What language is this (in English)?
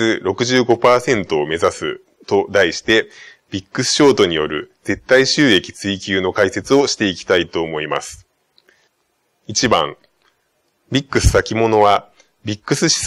Japanese